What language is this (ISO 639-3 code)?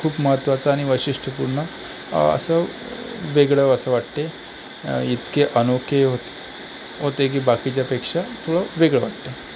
mar